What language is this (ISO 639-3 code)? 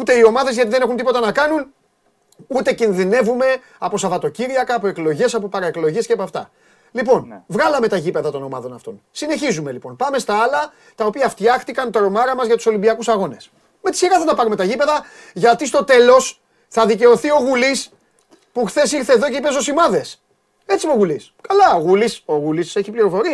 ell